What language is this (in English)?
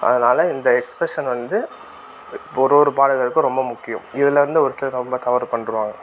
Tamil